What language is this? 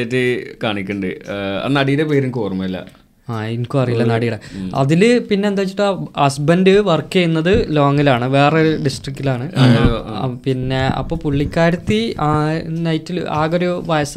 Malayalam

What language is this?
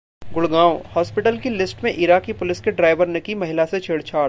Hindi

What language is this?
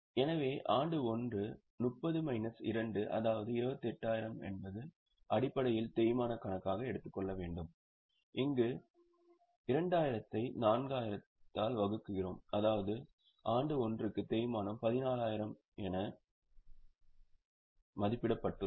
Tamil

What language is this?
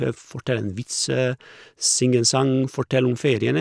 Norwegian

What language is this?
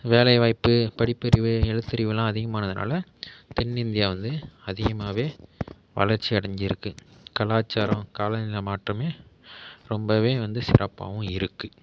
Tamil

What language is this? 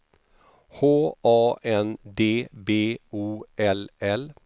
Swedish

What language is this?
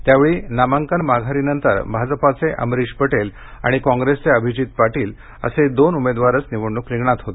Marathi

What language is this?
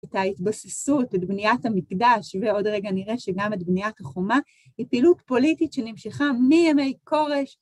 Hebrew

